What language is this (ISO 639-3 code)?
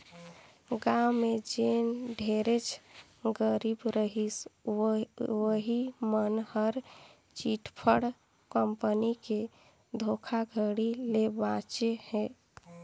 hne